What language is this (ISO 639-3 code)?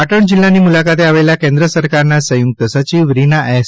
guj